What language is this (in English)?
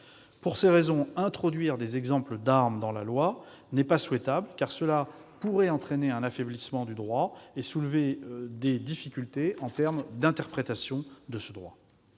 French